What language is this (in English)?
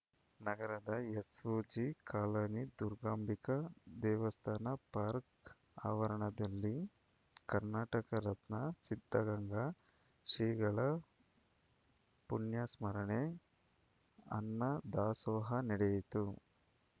Kannada